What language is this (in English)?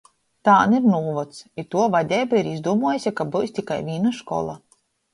Latgalian